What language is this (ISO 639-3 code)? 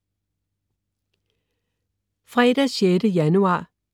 dan